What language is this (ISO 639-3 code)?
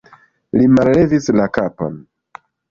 epo